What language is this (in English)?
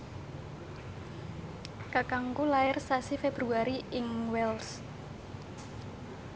Javanese